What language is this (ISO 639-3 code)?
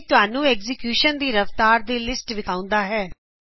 pan